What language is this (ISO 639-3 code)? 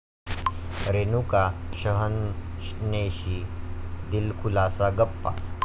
mar